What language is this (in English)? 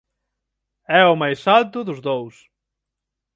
Galician